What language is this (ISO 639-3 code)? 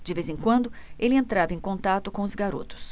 por